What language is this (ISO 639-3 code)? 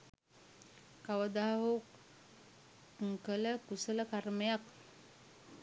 sin